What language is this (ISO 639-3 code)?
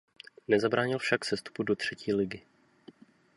ces